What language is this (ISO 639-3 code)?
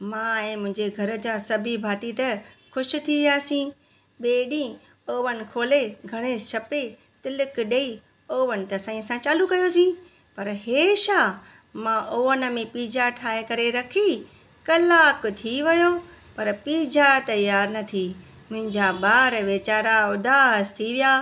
snd